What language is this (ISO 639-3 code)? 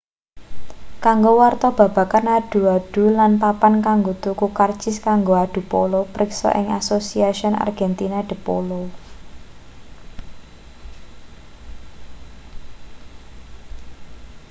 jav